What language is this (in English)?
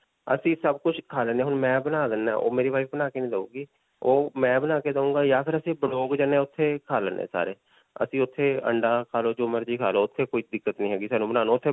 Punjabi